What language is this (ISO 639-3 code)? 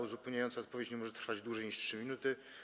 pol